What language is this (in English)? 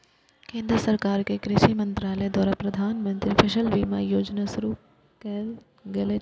Maithili